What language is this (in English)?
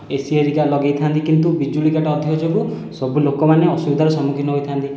Odia